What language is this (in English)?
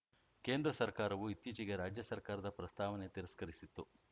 Kannada